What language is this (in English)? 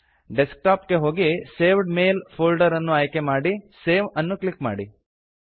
Kannada